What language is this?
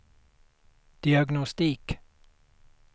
Swedish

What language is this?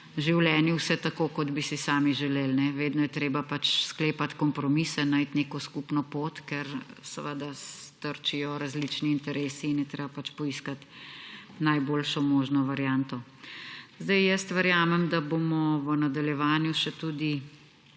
Slovenian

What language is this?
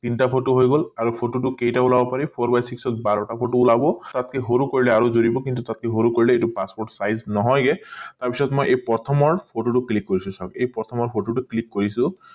Assamese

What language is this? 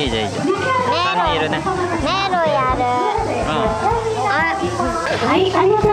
Japanese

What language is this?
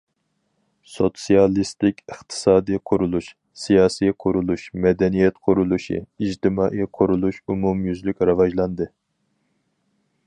Uyghur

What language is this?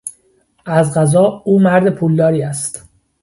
Persian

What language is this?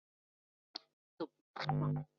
Chinese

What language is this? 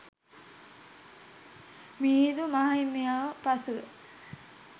Sinhala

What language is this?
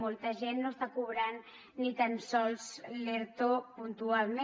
Catalan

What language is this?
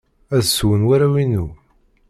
Kabyle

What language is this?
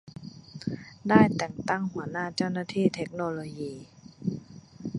Thai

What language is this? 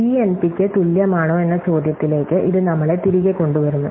Malayalam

